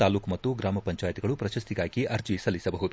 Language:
Kannada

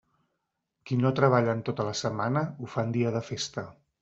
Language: Catalan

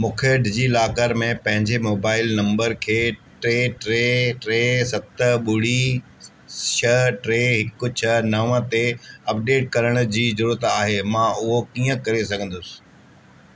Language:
Sindhi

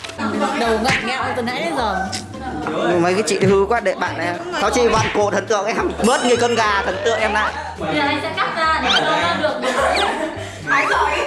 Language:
Vietnamese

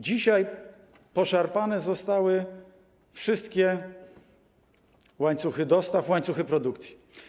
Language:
Polish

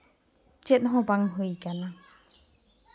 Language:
Santali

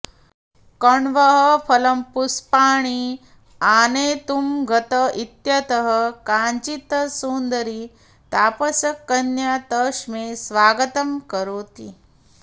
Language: Sanskrit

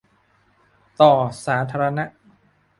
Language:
Thai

